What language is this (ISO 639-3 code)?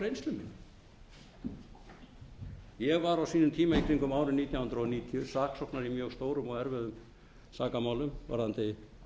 isl